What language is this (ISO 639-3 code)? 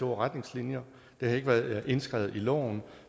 dan